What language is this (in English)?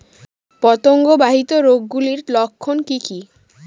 Bangla